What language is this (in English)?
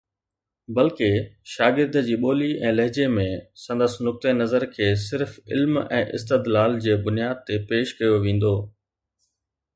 Sindhi